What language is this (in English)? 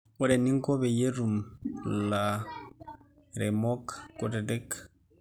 Masai